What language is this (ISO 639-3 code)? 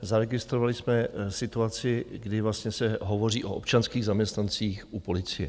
ces